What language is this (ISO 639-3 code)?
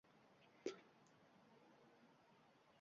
uzb